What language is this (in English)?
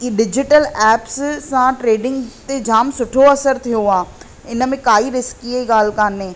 Sindhi